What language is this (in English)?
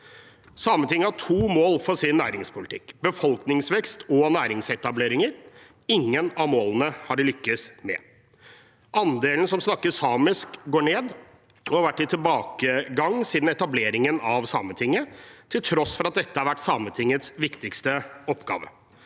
Norwegian